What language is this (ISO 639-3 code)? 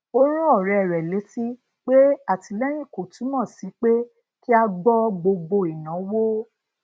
yor